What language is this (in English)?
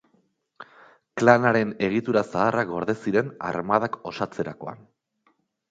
Basque